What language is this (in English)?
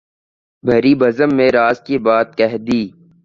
Urdu